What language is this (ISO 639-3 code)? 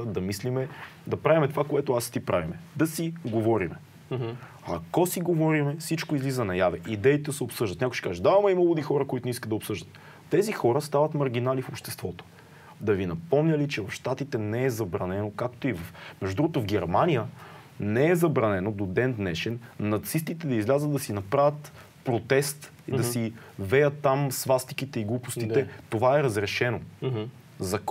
bul